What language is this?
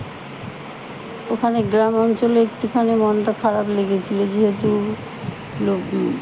Bangla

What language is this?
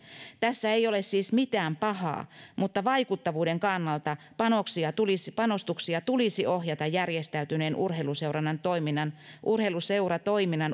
Finnish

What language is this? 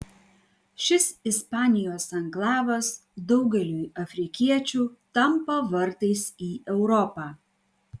Lithuanian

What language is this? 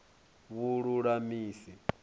Venda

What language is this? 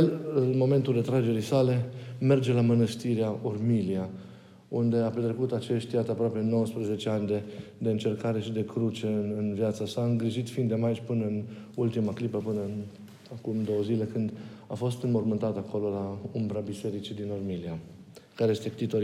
Romanian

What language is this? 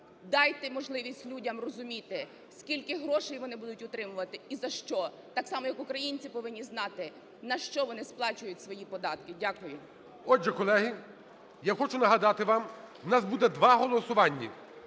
Ukrainian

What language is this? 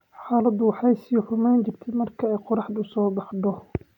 Somali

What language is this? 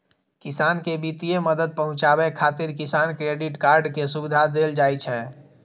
Maithili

